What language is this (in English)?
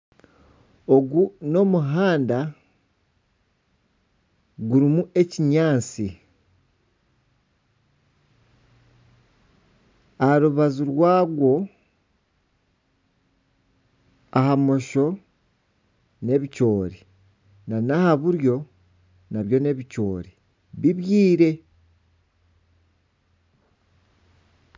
Nyankole